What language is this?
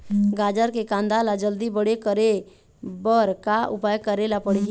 Chhattisgarhi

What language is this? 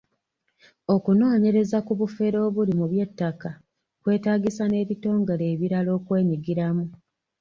Ganda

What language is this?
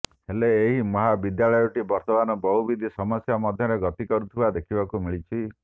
Odia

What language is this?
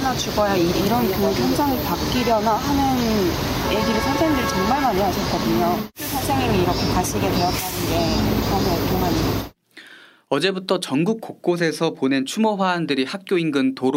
Korean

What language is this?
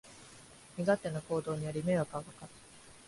Japanese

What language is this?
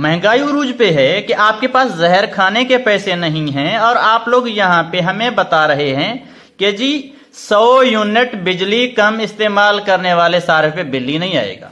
Urdu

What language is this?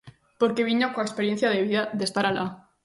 Galician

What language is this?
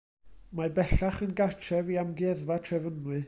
Welsh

